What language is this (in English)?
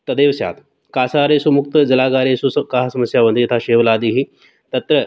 Sanskrit